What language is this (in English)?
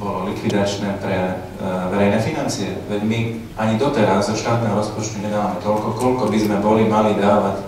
Slovak